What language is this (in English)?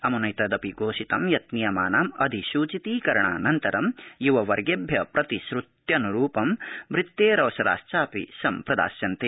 Sanskrit